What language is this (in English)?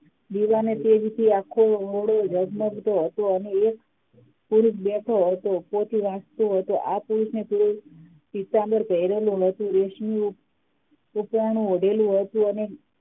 Gujarati